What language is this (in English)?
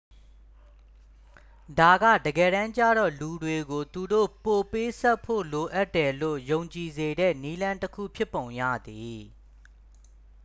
Burmese